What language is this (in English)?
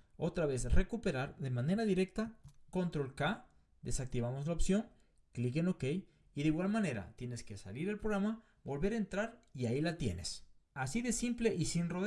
Spanish